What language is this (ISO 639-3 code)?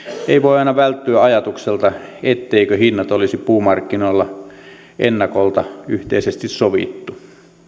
fin